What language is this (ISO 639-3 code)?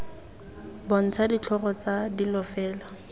tsn